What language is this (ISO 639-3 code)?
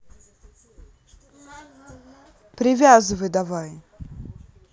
rus